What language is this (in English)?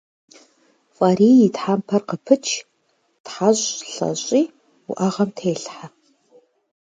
Kabardian